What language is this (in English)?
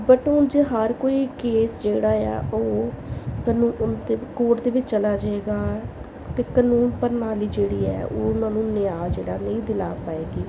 Punjabi